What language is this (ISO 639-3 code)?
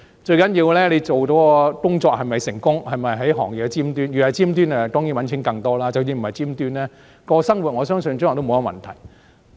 yue